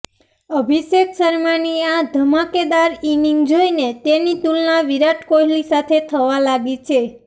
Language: Gujarati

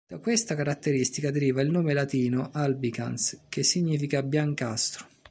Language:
Italian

